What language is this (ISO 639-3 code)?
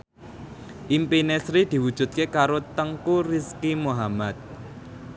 jav